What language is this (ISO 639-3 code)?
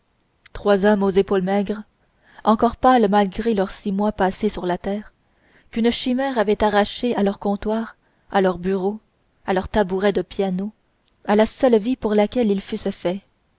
fra